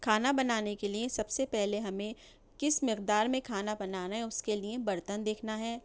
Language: Urdu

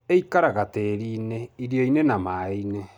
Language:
Kikuyu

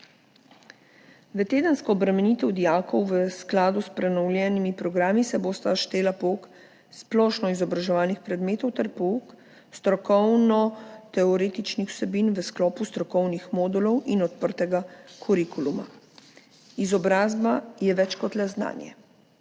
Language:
Slovenian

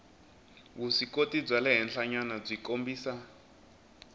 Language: Tsonga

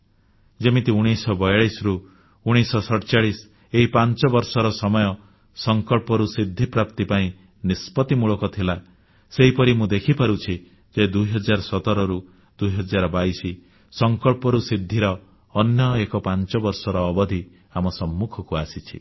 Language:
Odia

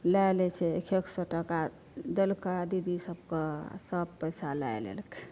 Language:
Maithili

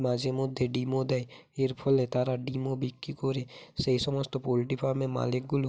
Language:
Bangla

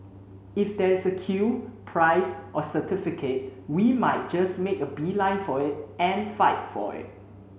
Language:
English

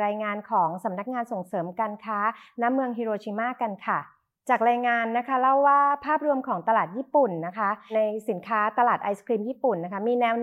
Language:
Thai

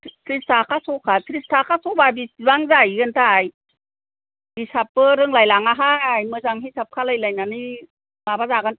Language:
Bodo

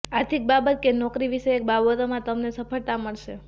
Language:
Gujarati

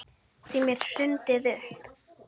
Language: Icelandic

